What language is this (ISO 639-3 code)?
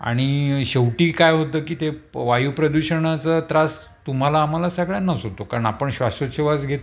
mar